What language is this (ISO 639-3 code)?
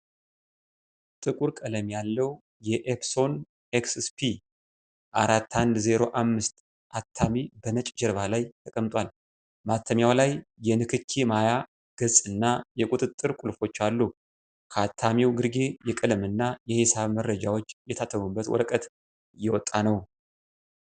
amh